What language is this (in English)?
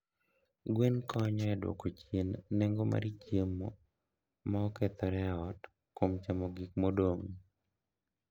Luo (Kenya and Tanzania)